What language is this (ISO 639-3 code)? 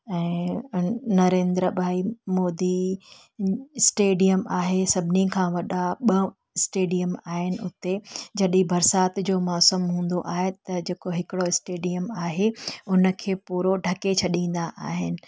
snd